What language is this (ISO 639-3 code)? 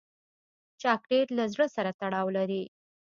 pus